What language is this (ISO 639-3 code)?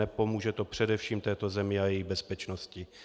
ces